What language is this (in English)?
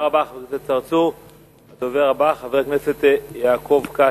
Hebrew